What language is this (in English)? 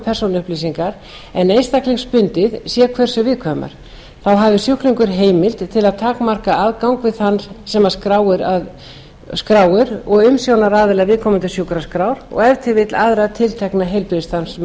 Icelandic